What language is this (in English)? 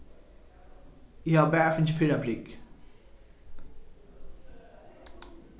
Faroese